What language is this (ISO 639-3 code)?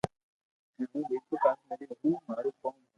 lrk